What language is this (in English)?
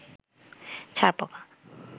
Bangla